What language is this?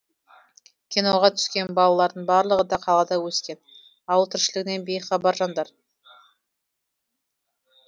Kazakh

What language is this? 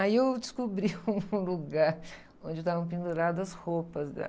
Portuguese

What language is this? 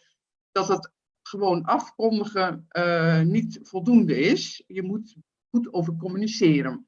Dutch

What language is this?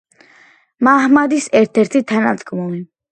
Georgian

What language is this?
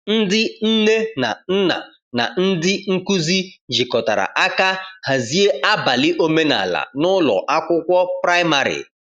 Igbo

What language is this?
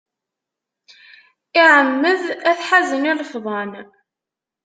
Kabyle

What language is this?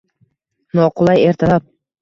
Uzbek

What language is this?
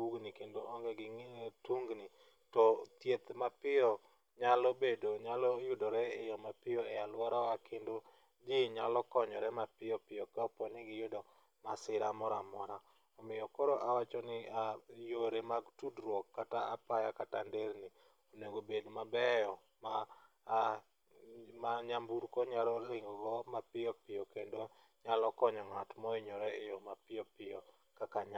Luo (Kenya and Tanzania)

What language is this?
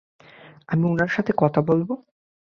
Bangla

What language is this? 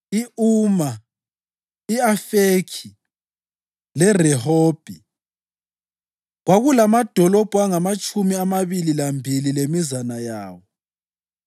North Ndebele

